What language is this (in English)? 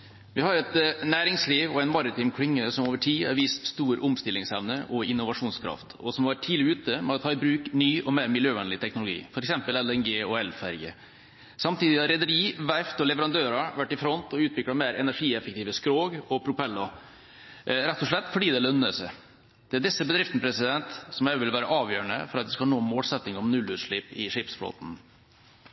Norwegian Bokmål